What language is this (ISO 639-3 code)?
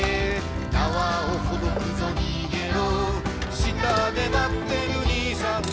jpn